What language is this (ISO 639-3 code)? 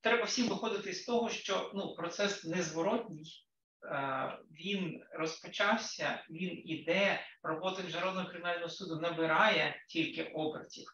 ukr